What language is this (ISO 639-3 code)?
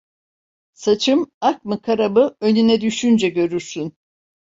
tur